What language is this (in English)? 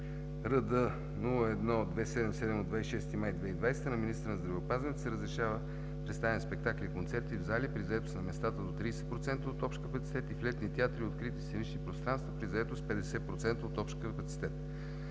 Bulgarian